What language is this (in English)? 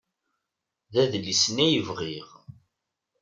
Kabyle